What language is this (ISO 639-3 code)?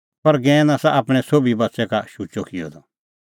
kfx